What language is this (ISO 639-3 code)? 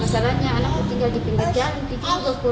ind